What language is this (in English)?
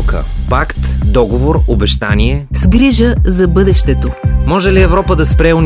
Bulgarian